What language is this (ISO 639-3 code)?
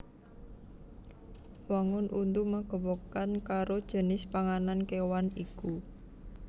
jav